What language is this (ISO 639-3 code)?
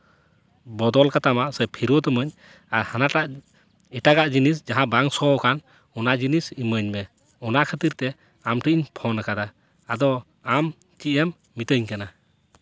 sat